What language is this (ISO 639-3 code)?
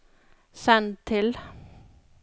nor